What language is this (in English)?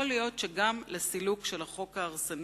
Hebrew